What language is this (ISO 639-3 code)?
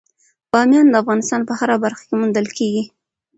pus